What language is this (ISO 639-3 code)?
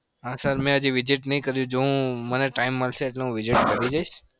guj